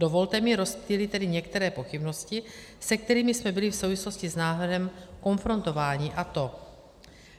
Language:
Czech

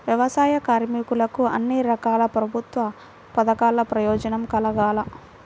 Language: Telugu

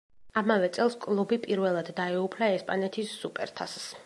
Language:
Georgian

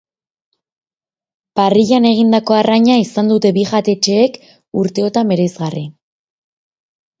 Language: Basque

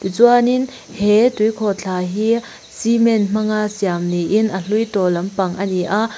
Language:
Mizo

